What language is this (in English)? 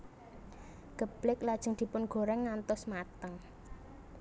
Javanese